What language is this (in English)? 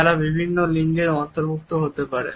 Bangla